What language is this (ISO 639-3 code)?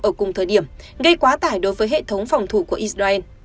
vie